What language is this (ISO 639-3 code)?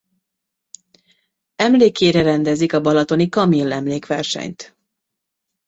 hun